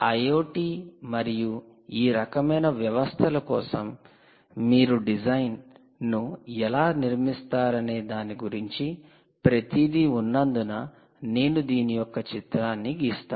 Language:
Telugu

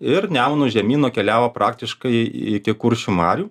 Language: Lithuanian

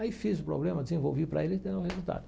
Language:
Portuguese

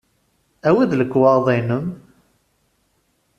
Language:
Kabyle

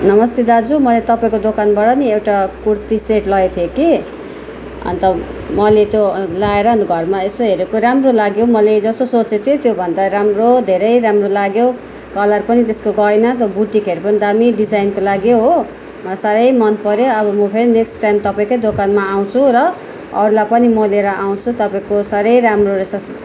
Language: Nepali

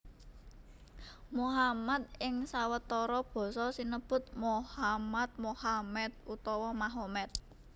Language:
Javanese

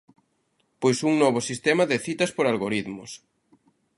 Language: Galician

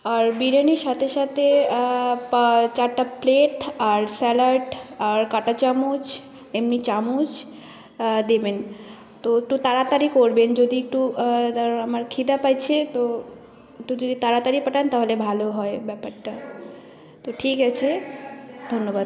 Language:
Bangla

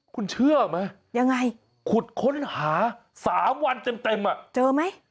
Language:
Thai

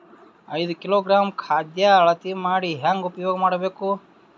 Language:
Kannada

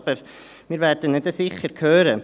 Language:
Swiss German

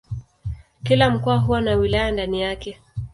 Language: Swahili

